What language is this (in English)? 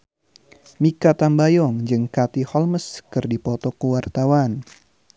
Sundanese